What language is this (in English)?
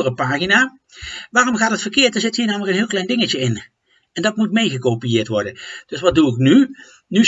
Dutch